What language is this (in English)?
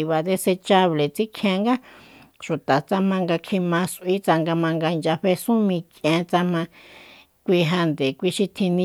Soyaltepec Mazatec